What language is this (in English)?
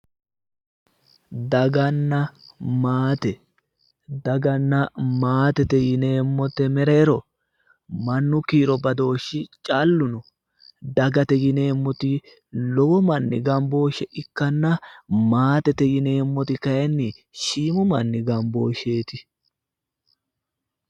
Sidamo